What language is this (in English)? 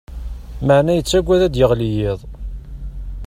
Kabyle